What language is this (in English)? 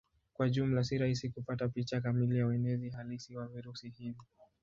Swahili